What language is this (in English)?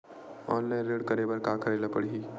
Chhattisgarhi